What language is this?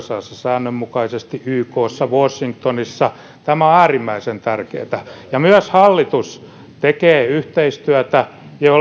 Finnish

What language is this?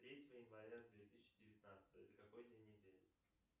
Russian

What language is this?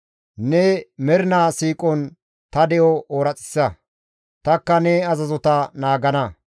Gamo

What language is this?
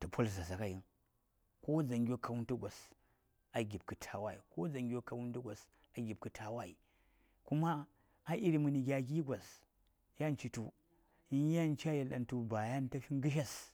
Saya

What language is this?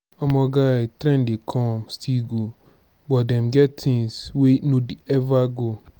Nigerian Pidgin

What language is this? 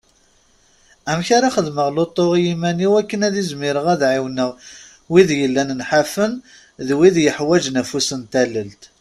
Kabyle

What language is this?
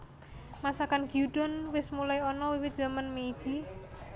Javanese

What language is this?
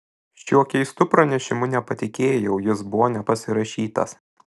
Lithuanian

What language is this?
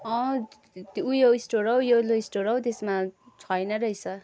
Nepali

